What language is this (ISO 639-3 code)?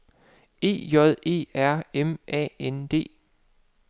dan